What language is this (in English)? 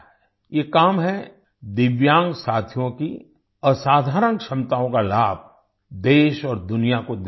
Hindi